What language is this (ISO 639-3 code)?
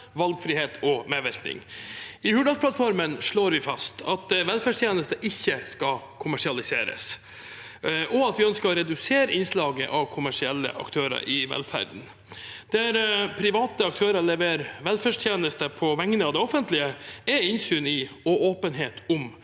nor